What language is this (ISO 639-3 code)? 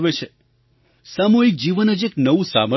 guj